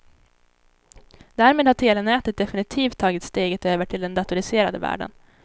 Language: Swedish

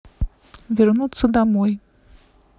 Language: Russian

